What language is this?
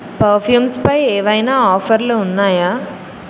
Telugu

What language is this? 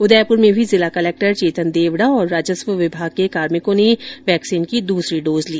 Hindi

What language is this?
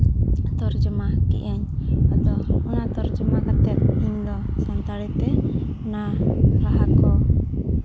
Santali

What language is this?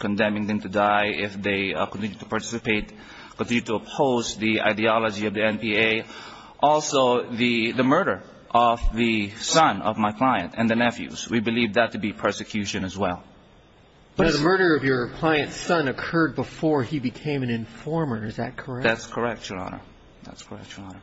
English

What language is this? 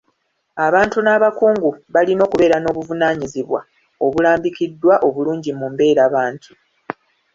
Ganda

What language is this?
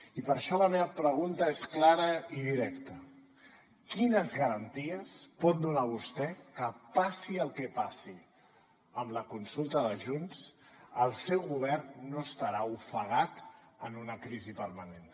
Catalan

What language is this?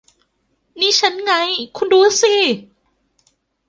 Thai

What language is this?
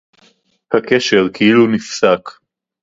Hebrew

